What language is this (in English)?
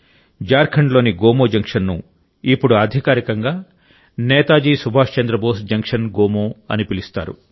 Telugu